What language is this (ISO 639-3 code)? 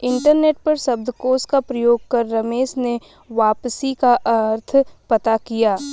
hin